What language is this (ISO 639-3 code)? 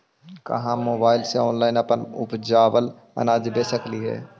mag